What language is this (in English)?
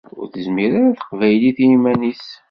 Kabyle